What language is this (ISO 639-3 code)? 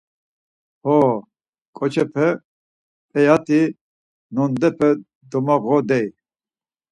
lzz